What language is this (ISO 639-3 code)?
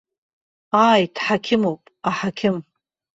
abk